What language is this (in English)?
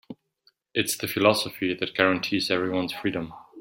English